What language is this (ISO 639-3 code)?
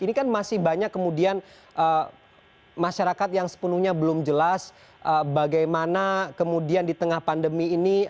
ind